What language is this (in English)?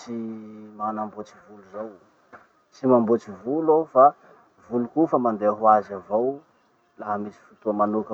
Masikoro Malagasy